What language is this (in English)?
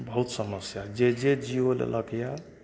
Maithili